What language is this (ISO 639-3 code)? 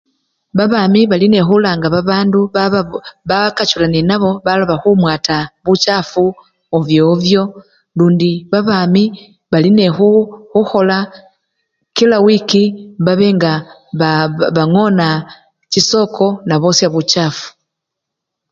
luy